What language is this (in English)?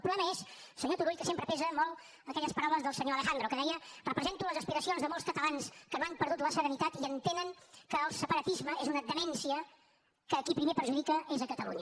Catalan